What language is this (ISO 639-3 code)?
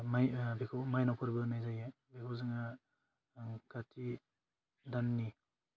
brx